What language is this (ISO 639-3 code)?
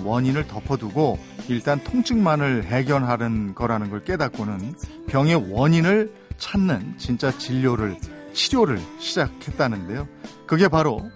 kor